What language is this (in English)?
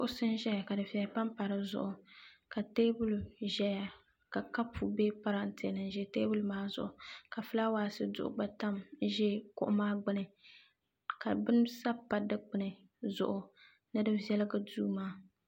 Dagbani